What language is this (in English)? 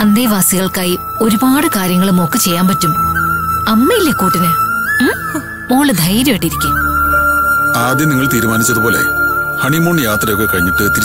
Malayalam